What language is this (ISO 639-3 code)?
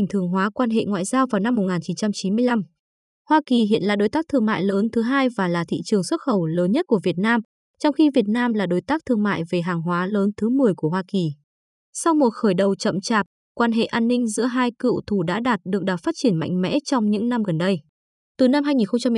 vie